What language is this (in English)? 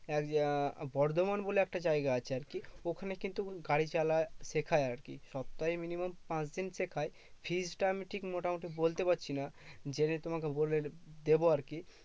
Bangla